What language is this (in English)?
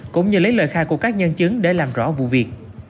Vietnamese